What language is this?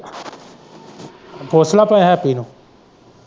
Punjabi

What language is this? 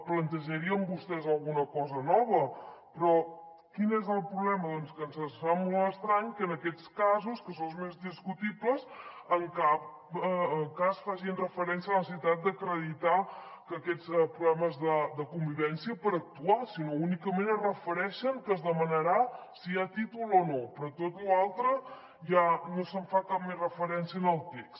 Catalan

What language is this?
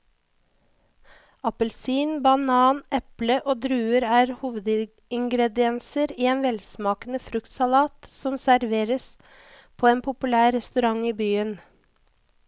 Norwegian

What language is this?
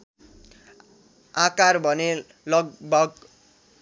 Nepali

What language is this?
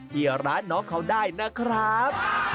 Thai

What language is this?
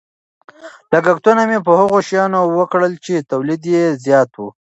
Pashto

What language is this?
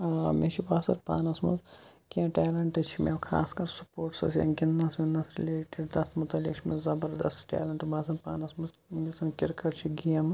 Kashmiri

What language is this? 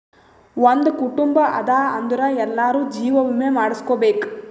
Kannada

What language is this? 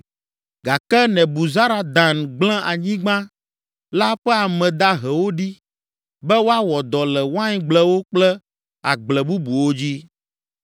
Ewe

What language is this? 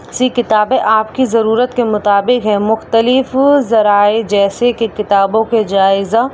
Urdu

